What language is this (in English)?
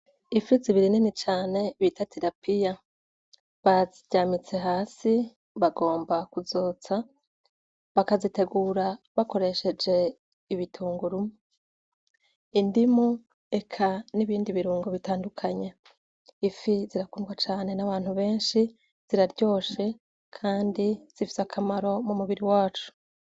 Rundi